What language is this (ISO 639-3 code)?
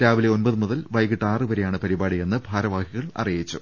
mal